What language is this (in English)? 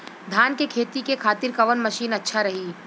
Bhojpuri